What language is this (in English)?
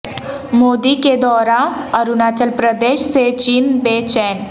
Urdu